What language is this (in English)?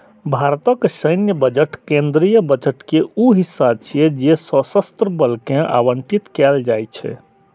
Maithili